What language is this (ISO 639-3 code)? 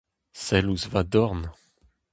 bre